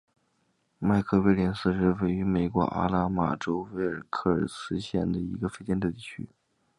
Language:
Chinese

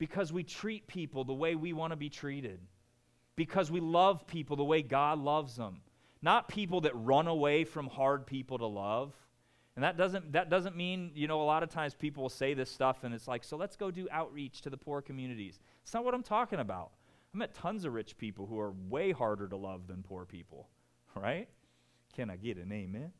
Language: English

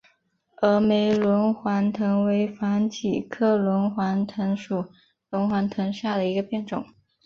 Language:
Chinese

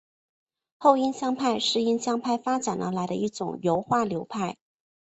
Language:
Chinese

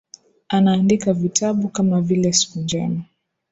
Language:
Swahili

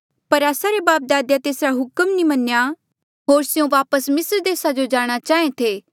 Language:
Mandeali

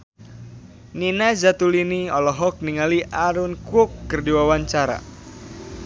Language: Sundanese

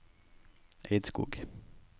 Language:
Norwegian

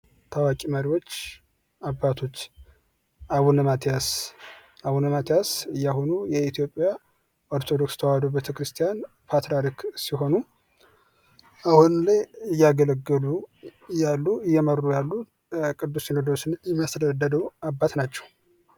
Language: Amharic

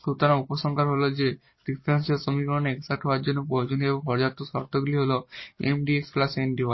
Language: Bangla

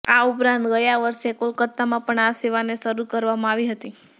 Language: Gujarati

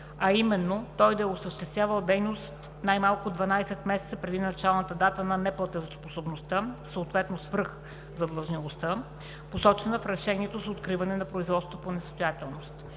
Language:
Bulgarian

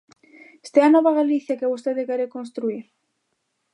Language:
Galician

